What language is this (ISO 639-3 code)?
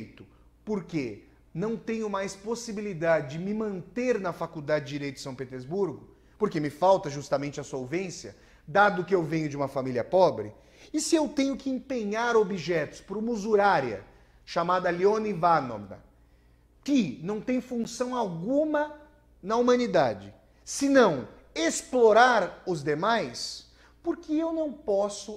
por